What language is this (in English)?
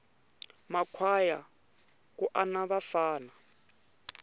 Tsonga